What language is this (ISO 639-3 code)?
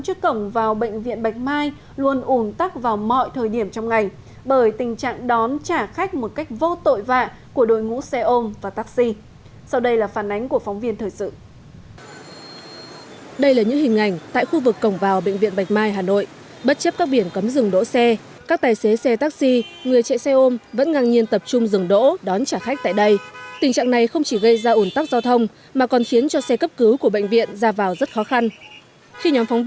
vie